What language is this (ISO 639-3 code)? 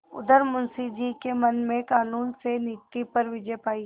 hin